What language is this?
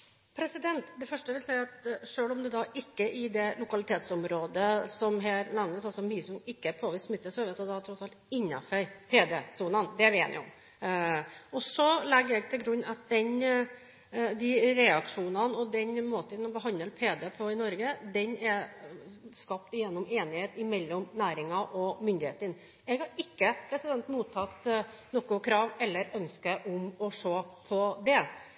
Norwegian Bokmål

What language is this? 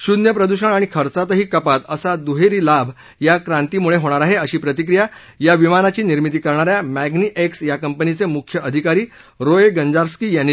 Marathi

